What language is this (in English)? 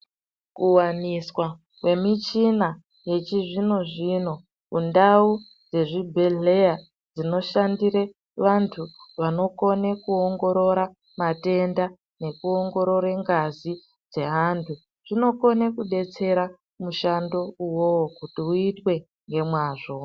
Ndau